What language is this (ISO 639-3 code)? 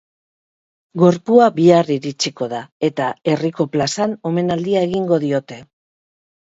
eus